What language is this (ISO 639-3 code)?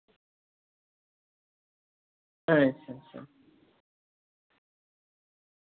doi